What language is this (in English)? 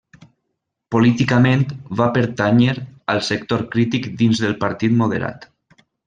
Catalan